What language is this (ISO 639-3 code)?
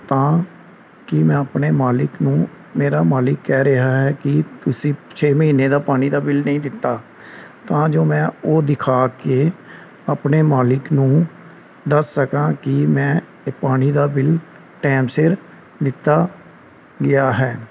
pan